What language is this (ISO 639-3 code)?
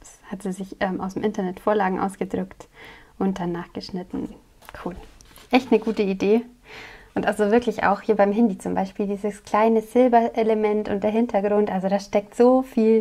deu